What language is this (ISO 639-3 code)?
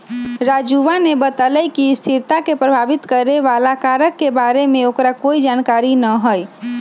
mag